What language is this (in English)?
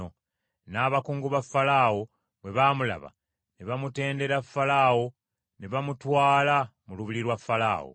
Ganda